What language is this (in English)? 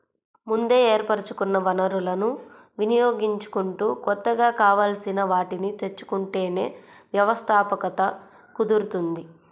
Telugu